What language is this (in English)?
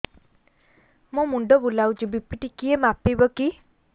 Odia